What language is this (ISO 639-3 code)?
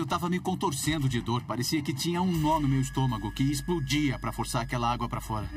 por